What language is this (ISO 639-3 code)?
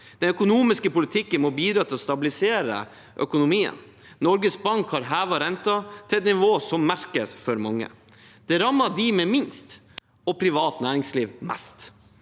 nor